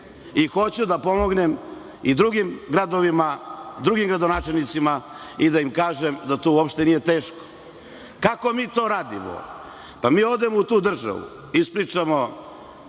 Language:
Serbian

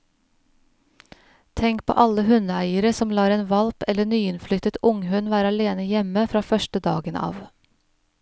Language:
Norwegian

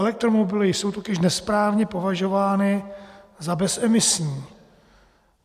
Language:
Czech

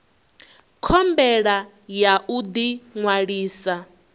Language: Venda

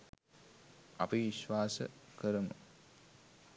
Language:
Sinhala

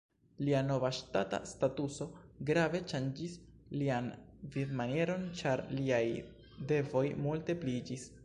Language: Esperanto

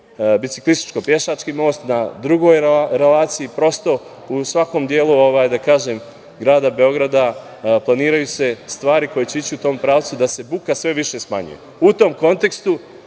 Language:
Serbian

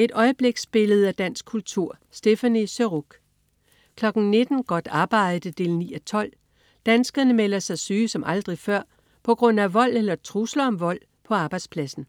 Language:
Danish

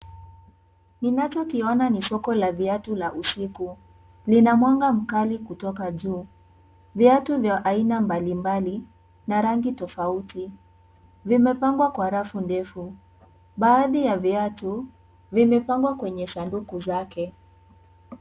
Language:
Swahili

